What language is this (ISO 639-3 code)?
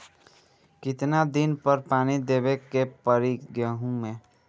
bho